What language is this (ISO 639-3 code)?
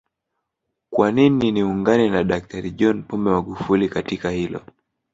swa